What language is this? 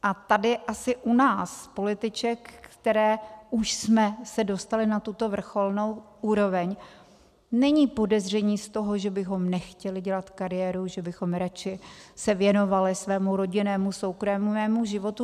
Czech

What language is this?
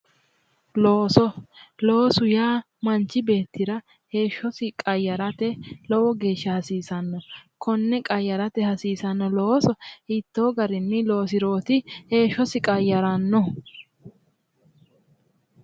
Sidamo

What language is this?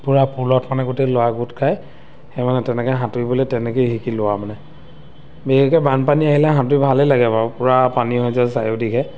Assamese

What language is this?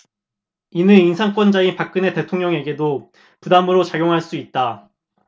Korean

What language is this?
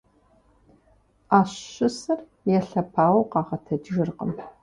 Kabardian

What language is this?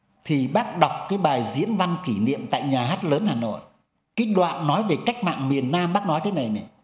Vietnamese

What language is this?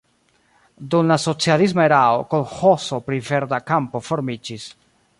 Esperanto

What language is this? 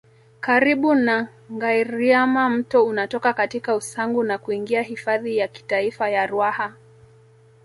Swahili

